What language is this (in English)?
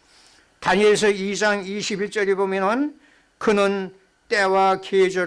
Korean